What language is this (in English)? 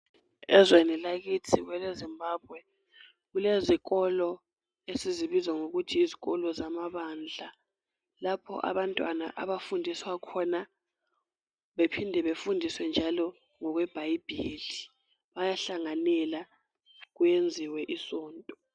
North Ndebele